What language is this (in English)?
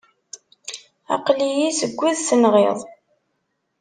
Kabyle